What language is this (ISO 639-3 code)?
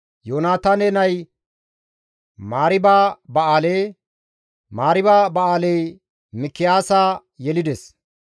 gmv